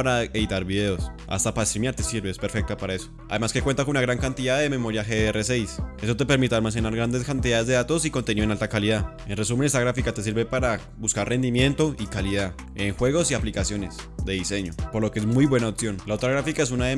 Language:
Spanish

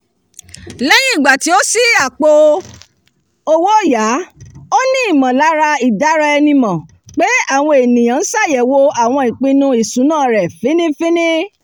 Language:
Yoruba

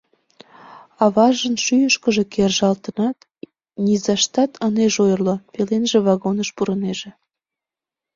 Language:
Mari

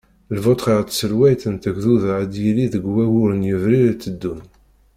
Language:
Kabyle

